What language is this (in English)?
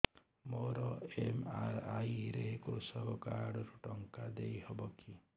Odia